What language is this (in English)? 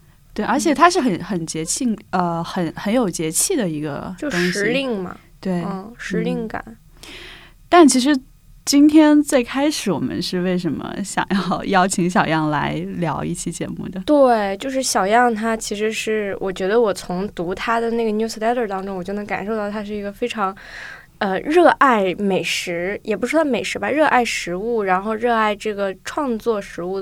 Chinese